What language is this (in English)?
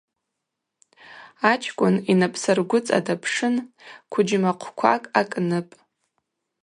Abaza